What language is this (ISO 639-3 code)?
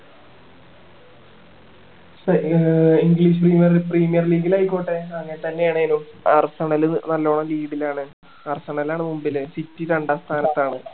mal